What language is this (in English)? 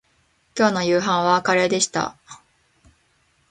Japanese